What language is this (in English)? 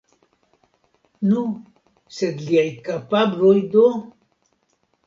Esperanto